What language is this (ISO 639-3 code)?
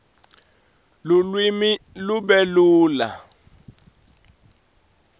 ssw